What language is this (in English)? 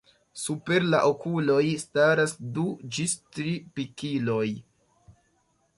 Esperanto